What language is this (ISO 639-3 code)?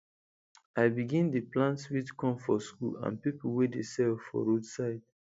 pcm